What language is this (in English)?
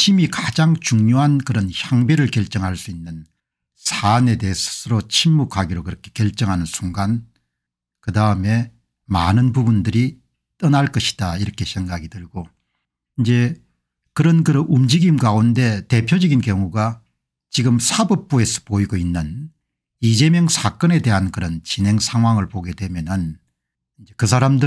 Korean